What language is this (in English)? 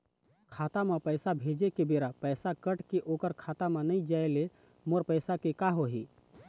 Chhattisgarhi